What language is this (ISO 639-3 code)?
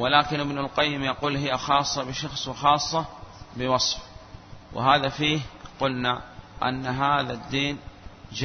ara